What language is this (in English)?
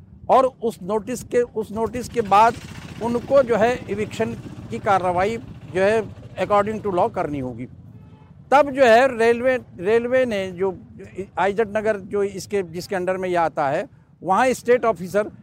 Hindi